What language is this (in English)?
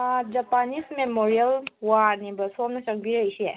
Manipuri